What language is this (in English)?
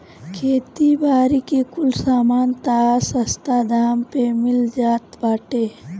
Bhojpuri